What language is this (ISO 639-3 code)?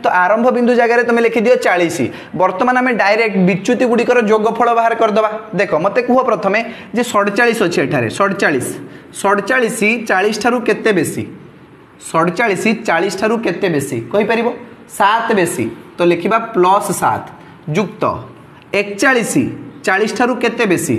hin